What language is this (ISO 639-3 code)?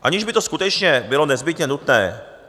ces